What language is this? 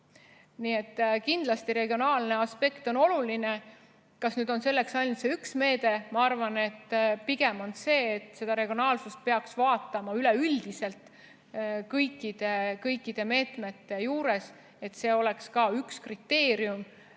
Estonian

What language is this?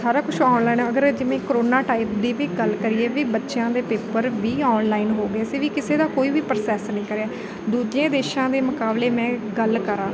Punjabi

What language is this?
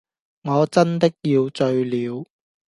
Cantonese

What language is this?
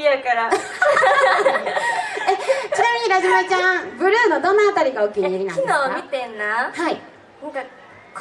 Japanese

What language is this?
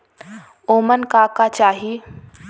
Bhojpuri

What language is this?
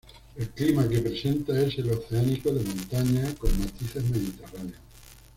Spanish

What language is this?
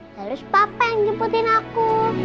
Indonesian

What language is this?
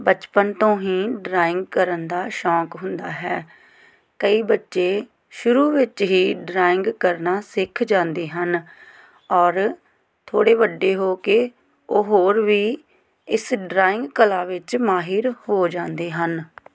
Punjabi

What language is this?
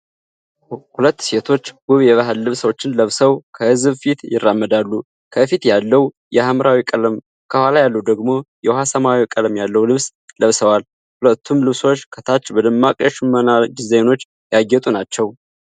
Amharic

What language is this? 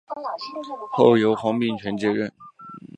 Chinese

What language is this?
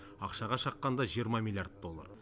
Kazakh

